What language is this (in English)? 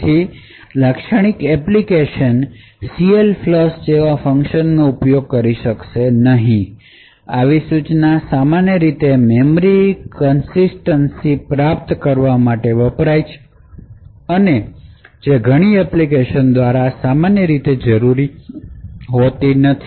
Gujarati